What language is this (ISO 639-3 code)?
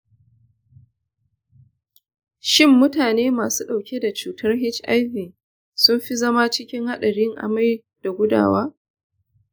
hau